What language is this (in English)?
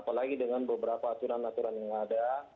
Indonesian